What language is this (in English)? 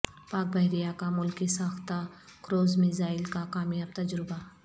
Urdu